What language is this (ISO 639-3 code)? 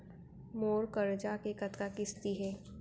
hne